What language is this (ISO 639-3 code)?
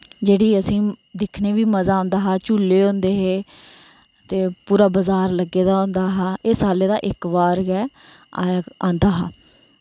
doi